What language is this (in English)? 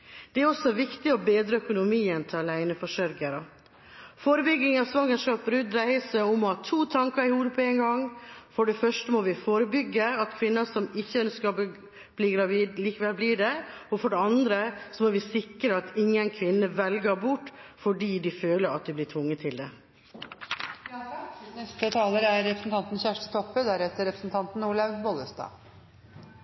Norwegian